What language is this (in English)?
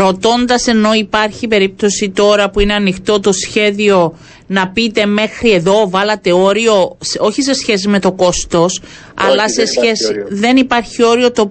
Greek